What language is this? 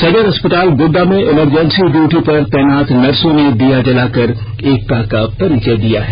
Hindi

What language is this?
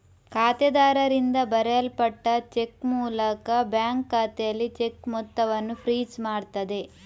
Kannada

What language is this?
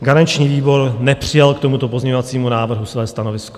Czech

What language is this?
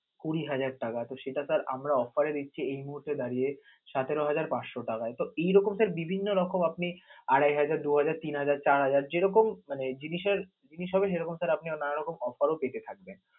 Bangla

